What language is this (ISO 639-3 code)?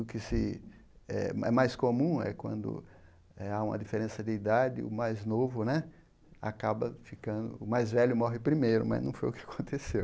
por